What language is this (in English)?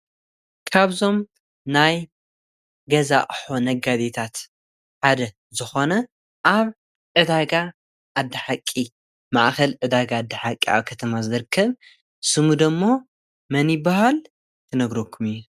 Tigrinya